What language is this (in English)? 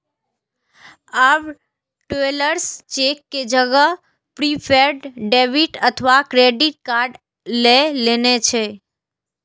Maithili